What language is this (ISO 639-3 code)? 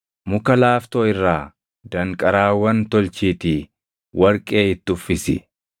orm